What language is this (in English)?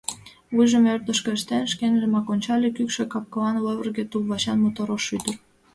Mari